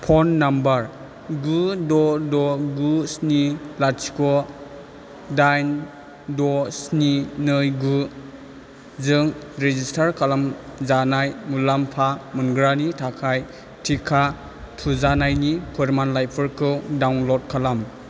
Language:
Bodo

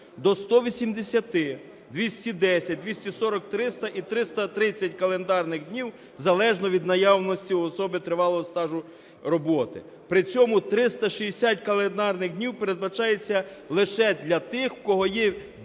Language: Ukrainian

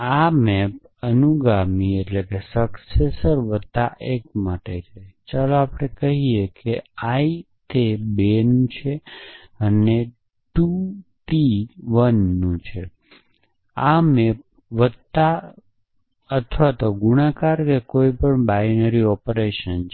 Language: Gujarati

